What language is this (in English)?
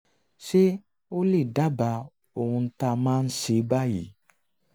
Yoruba